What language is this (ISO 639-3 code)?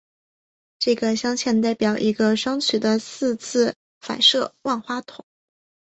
zho